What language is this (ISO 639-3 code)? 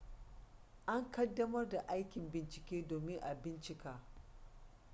hau